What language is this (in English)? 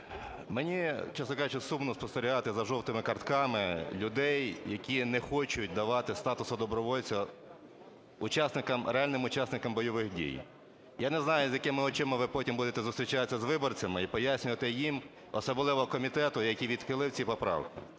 Ukrainian